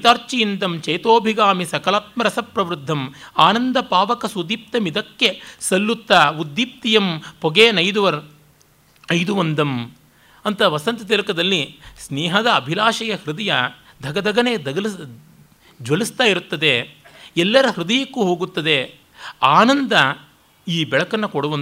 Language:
Kannada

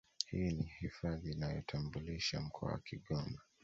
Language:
Swahili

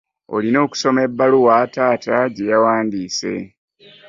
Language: Ganda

